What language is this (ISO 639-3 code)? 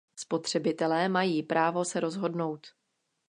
ces